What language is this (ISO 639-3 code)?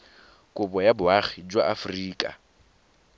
tsn